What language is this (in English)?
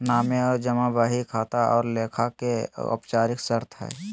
Magahi